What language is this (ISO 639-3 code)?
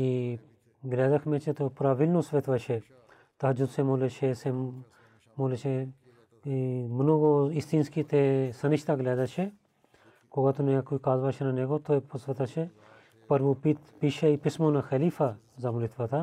bul